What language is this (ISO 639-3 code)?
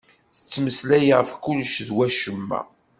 kab